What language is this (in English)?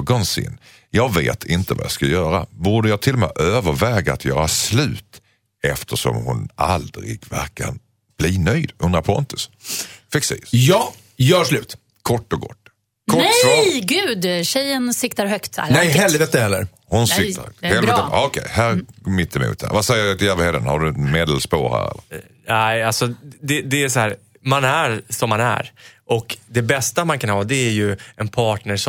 Swedish